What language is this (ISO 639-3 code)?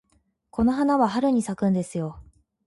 jpn